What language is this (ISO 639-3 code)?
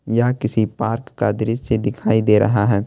hin